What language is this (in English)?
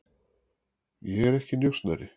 Icelandic